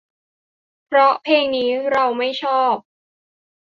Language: Thai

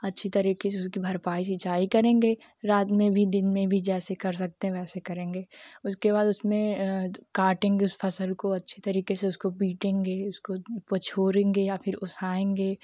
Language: Hindi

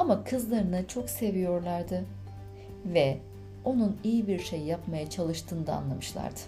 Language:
Turkish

